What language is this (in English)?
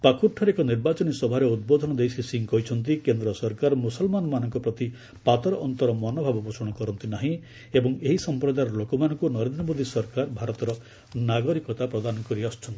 Odia